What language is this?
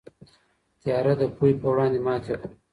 Pashto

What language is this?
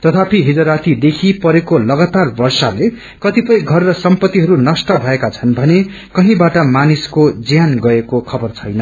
Nepali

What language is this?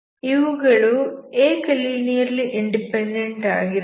Kannada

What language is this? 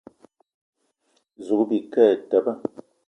Eton (Cameroon)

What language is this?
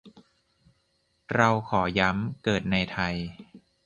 Thai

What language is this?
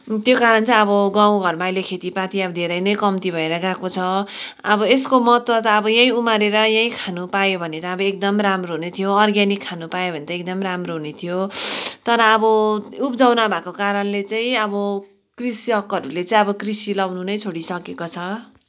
Nepali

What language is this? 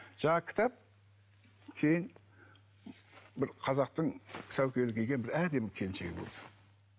Kazakh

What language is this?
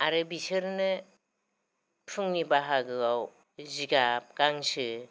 Bodo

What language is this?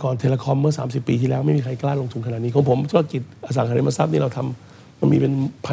Thai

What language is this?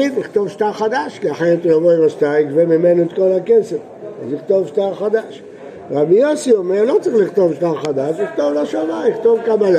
Hebrew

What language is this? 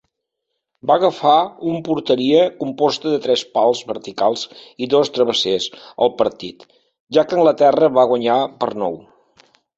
Catalan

